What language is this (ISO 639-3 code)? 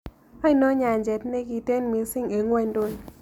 kln